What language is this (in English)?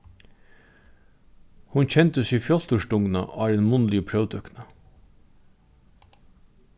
Faroese